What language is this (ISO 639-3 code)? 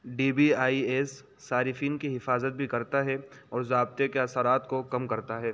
urd